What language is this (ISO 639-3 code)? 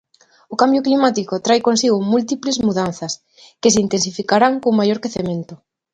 glg